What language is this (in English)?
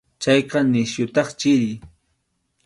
Arequipa-La Unión Quechua